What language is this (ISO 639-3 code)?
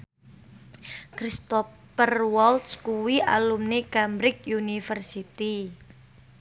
jav